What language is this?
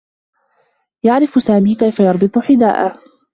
Arabic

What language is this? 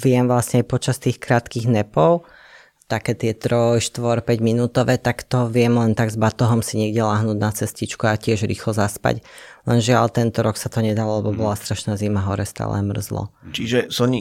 Slovak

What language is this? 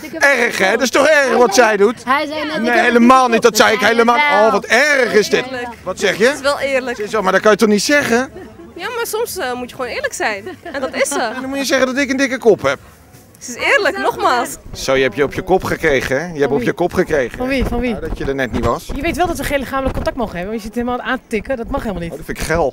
Dutch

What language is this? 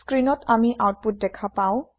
Assamese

